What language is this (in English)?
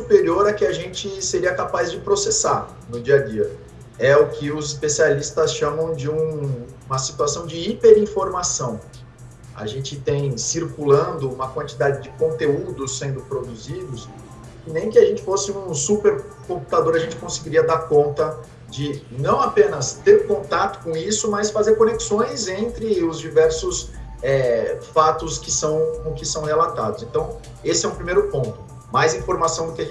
Portuguese